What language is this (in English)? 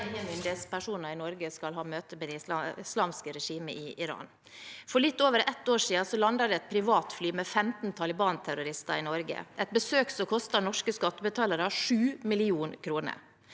Norwegian